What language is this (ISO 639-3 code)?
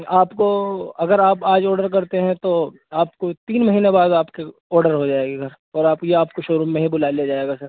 urd